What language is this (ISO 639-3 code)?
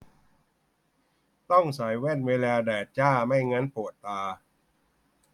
tha